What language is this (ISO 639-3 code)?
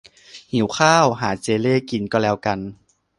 tha